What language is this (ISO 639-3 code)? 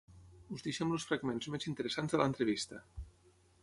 cat